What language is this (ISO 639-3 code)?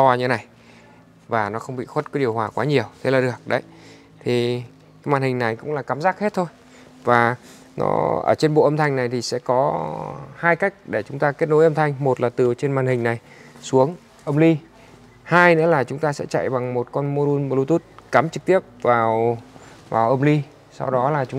vie